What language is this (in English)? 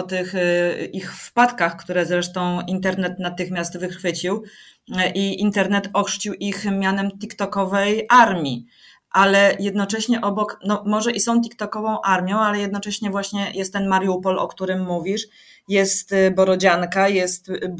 Polish